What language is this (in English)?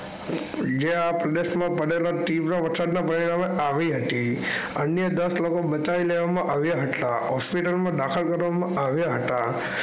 Gujarati